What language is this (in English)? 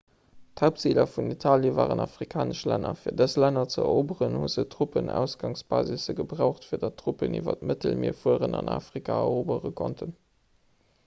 Luxembourgish